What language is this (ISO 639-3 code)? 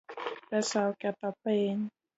luo